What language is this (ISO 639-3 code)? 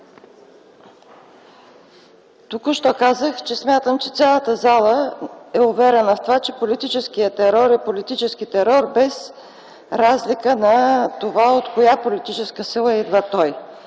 bul